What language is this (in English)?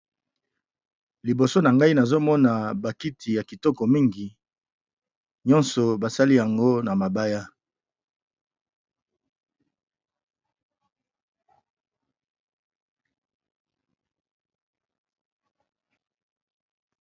Lingala